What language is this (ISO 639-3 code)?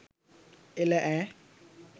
sin